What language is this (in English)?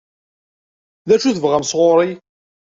Kabyle